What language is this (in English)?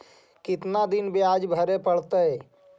Magahi